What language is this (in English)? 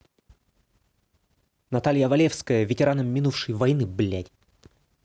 Russian